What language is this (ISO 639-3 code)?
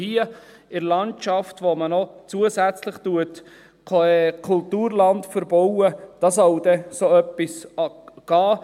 gsw